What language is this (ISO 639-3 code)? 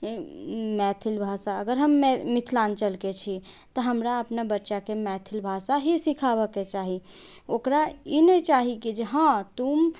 mai